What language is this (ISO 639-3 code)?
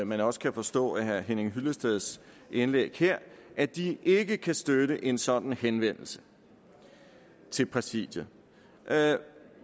dan